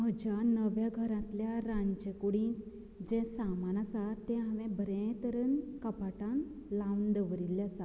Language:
Konkani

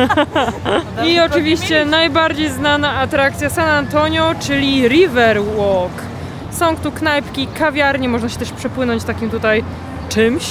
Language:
Polish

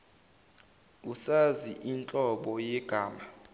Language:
Zulu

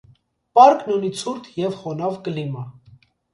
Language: Armenian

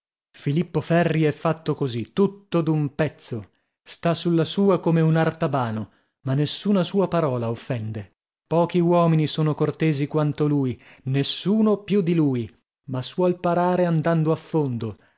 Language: Italian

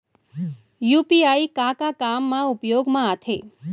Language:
Chhattisgarhi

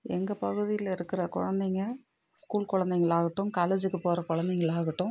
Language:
Tamil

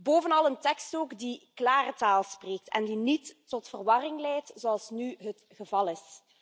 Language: Dutch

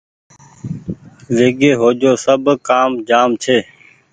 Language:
Goaria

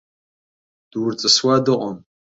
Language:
Abkhazian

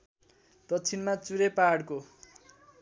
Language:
Nepali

